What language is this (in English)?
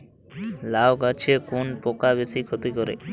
Bangla